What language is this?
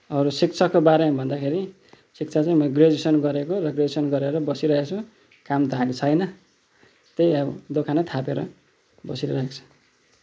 Nepali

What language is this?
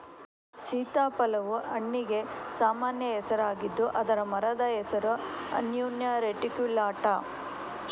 Kannada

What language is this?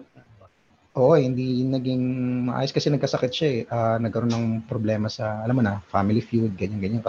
Filipino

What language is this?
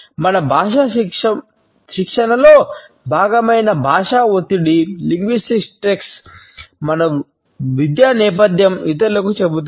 Telugu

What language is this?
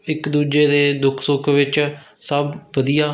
Punjabi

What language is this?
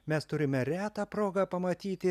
Lithuanian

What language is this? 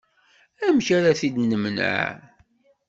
Kabyle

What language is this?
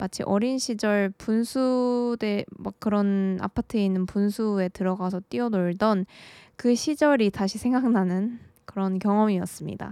Korean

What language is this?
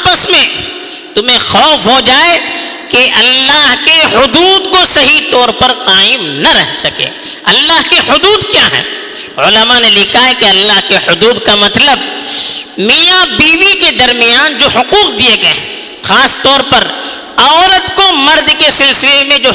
Urdu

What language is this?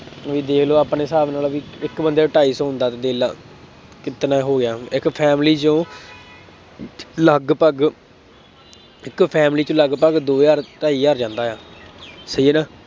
Punjabi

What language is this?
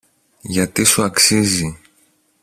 Greek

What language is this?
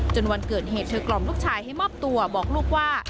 Thai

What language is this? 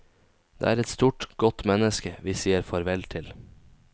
Norwegian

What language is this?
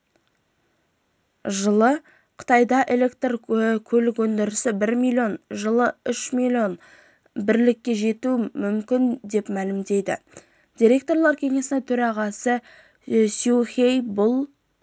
Kazakh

